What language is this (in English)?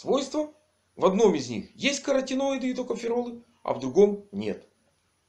Russian